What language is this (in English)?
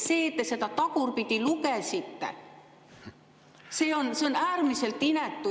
Estonian